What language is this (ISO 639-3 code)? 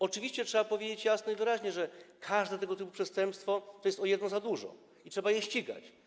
pol